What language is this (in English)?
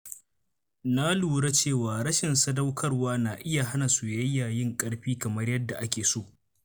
Hausa